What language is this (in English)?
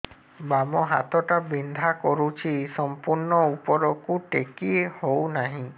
Odia